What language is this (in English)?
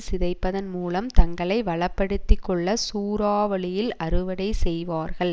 Tamil